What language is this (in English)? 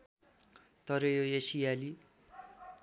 Nepali